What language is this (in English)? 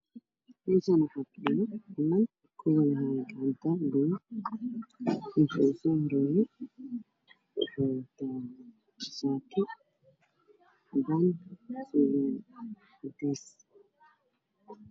Somali